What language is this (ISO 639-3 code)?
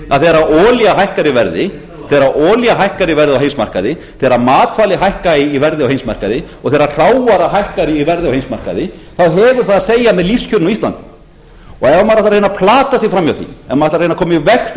isl